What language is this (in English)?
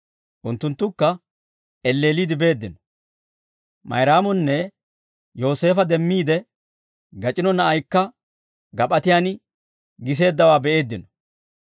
Dawro